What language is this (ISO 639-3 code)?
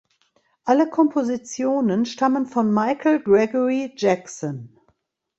deu